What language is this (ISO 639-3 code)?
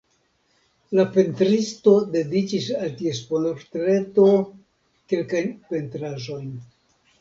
epo